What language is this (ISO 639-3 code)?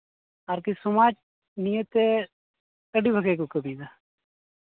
sat